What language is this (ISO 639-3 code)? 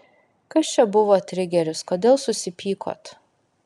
lit